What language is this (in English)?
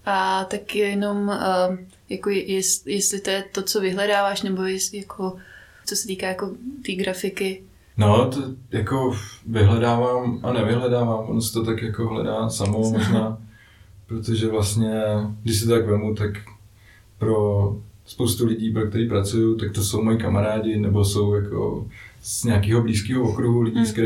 Czech